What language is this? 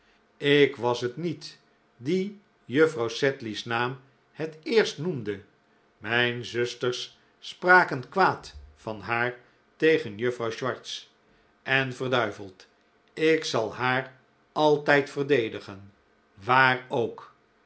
Dutch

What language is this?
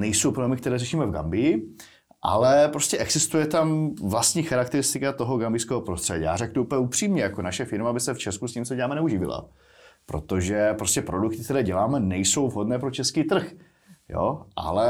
Czech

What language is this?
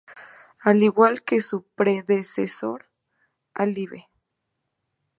Spanish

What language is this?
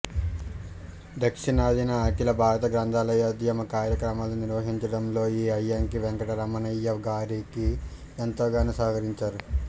Telugu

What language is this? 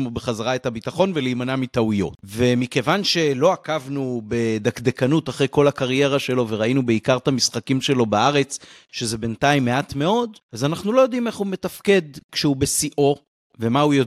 Hebrew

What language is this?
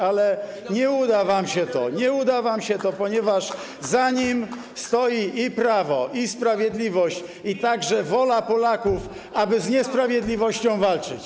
Polish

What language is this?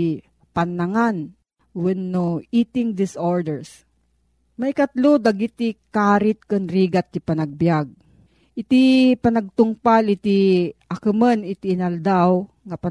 Filipino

